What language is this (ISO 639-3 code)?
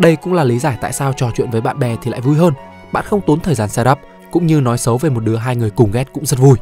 vie